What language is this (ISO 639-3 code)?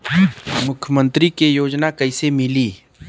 bho